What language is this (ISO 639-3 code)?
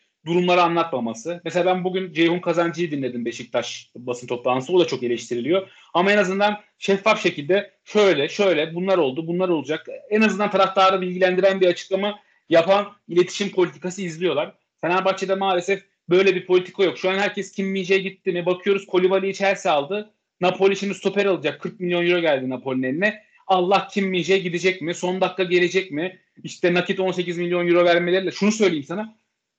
tur